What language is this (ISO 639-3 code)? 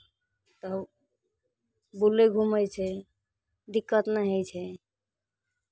mai